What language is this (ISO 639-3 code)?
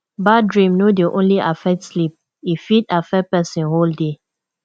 pcm